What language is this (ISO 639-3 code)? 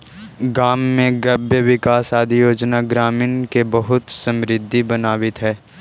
mag